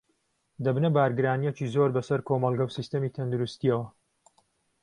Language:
Central Kurdish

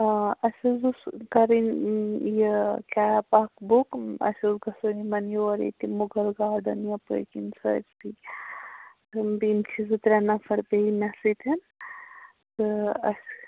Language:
Kashmiri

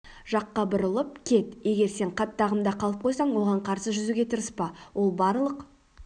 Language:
Kazakh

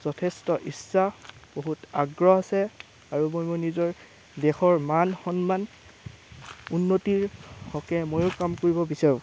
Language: Assamese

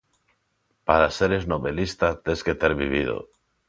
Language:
Galician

